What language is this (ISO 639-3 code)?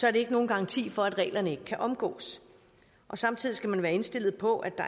dan